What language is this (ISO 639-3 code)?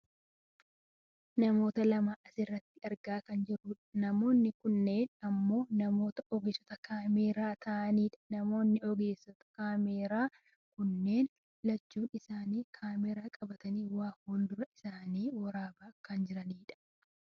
orm